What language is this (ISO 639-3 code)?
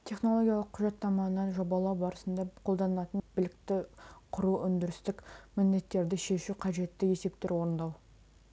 kaz